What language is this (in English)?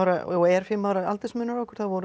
Icelandic